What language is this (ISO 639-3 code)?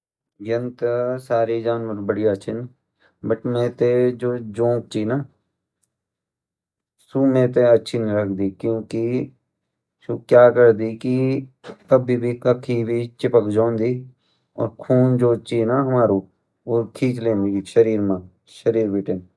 gbm